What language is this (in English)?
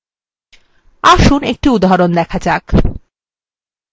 Bangla